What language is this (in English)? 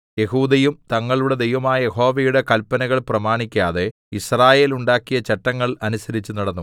Malayalam